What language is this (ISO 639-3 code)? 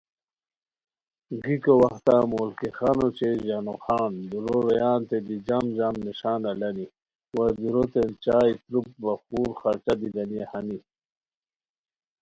khw